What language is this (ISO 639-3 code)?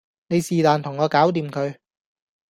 yue